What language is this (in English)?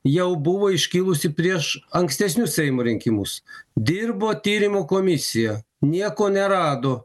Lithuanian